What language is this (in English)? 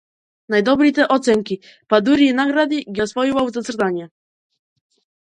Macedonian